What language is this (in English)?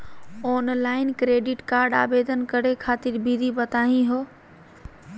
Magahi